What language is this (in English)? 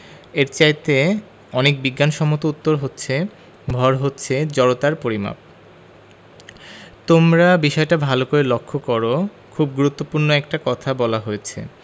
Bangla